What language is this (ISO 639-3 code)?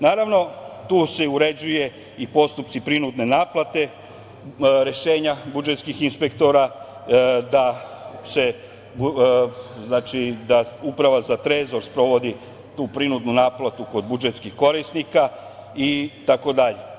srp